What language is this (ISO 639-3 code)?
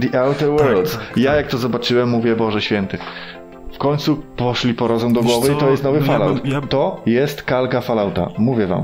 pol